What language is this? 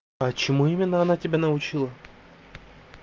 Russian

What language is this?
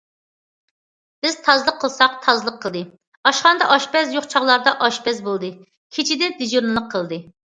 Uyghur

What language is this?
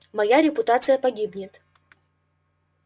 Russian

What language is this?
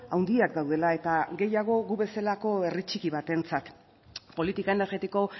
Basque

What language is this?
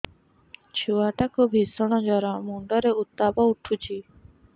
Odia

